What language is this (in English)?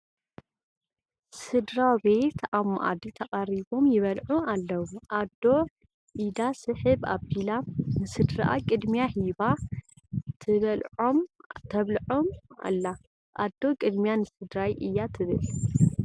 Tigrinya